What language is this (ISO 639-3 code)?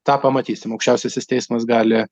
lit